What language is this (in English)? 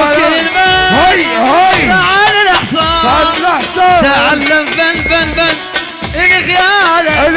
Arabic